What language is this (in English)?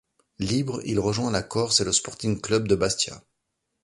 French